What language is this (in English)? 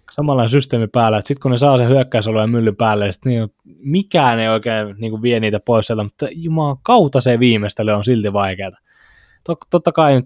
Finnish